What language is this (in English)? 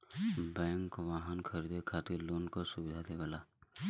Bhojpuri